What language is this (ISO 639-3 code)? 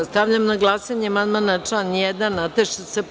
srp